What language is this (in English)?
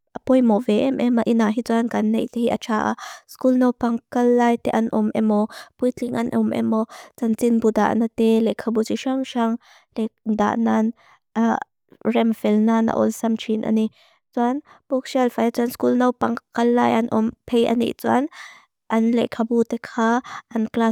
Mizo